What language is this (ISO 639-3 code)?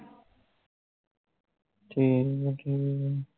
pan